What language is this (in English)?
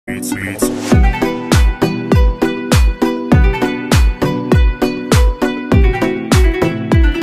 Vietnamese